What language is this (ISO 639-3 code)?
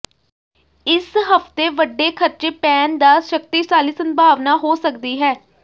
pan